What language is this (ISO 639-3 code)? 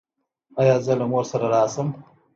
pus